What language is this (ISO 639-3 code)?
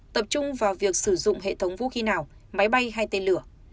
vie